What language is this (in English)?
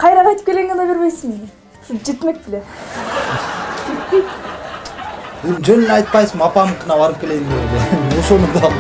Spanish